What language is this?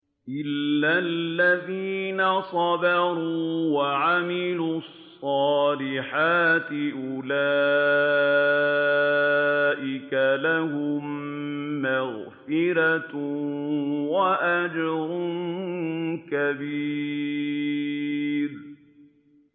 Arabic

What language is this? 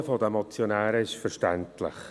Swiss German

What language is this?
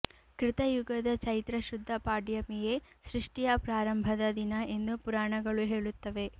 Kannada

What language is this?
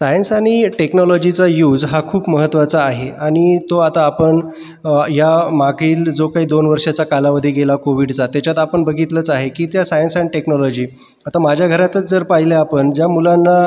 Marathi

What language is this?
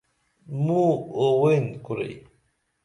Dameli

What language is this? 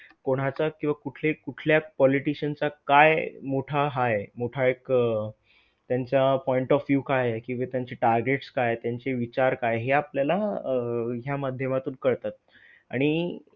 Marathi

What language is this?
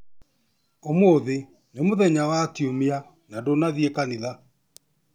Kikuyu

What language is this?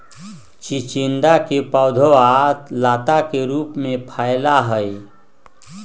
Magahi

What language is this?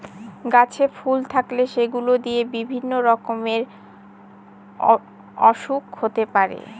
Bangla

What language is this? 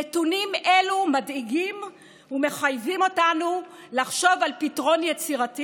Hebrew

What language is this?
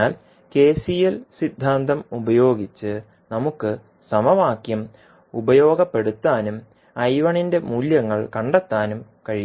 Malayalam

